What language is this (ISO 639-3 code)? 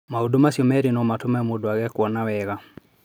kik